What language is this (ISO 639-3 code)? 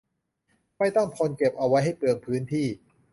tha